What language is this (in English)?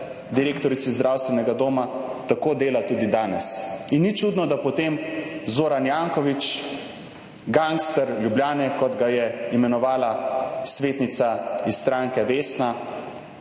Slovenian